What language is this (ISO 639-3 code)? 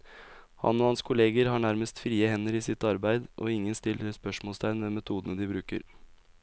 nor